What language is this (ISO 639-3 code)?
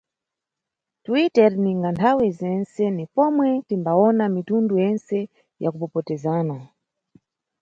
nyu